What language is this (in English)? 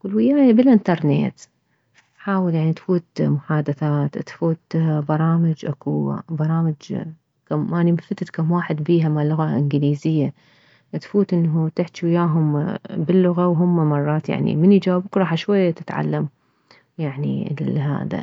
Mesopotamian Arabic